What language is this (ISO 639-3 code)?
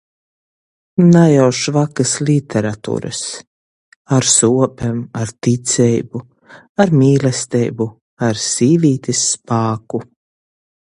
ltg